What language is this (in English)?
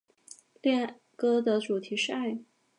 Chinese